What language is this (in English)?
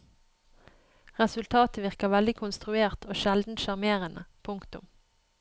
Norwegian